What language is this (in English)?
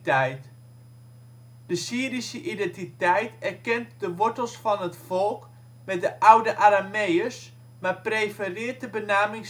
Dutch